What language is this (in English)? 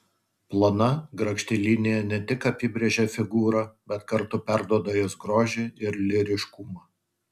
Lithuanian